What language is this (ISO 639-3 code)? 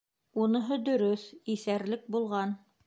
bak